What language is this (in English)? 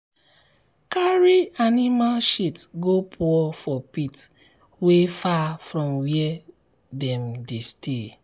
Nigerian Pidgin